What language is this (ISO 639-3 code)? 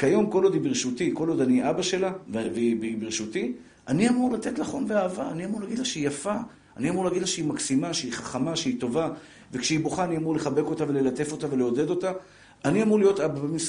heb